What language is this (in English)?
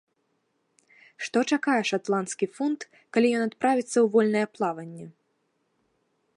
Belarusian